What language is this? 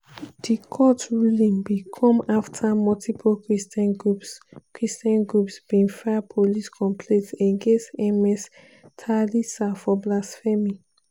Nigerian Pidgin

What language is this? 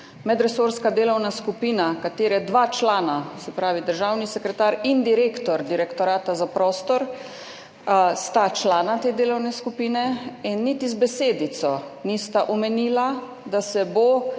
Slovenian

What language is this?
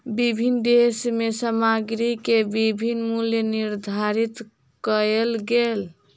Maithili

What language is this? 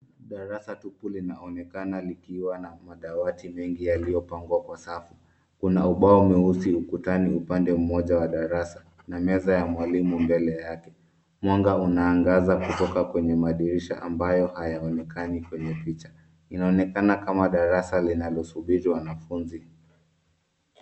Swahili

